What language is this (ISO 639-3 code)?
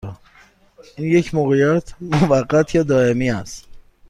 fas